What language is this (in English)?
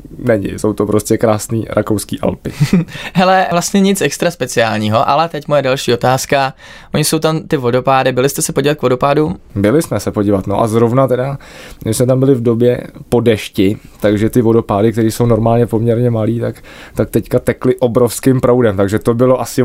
Czech